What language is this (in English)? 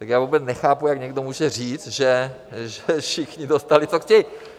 Czech